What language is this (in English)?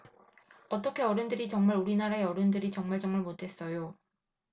Korean